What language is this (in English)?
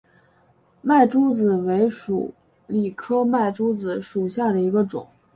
Chinese